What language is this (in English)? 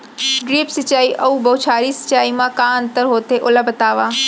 Chhattisgarhi